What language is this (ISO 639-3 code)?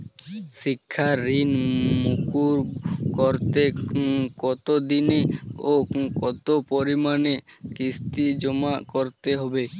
ben